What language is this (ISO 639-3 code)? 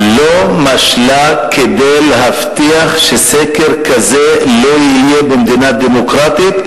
heb